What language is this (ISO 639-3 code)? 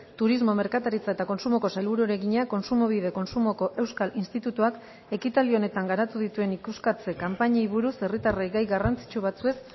eus